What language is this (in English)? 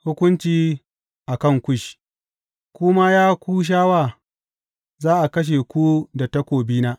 Hausa